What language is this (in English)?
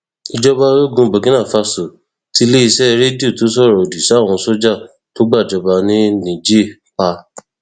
Yoruba